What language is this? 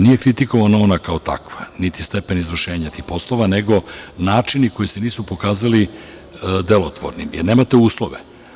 Serbian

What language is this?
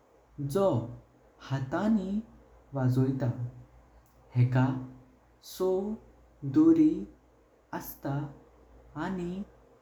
Konkani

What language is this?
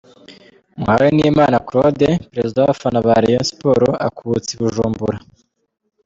Kinyarwanda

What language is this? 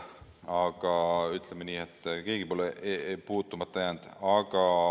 Estonian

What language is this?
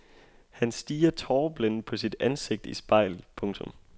Danish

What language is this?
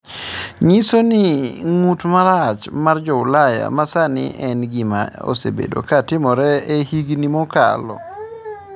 Luo (Kenya and Tanzania)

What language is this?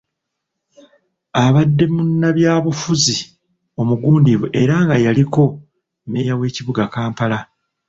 Ganda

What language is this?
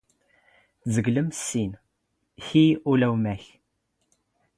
Standard Moroccan Tamazight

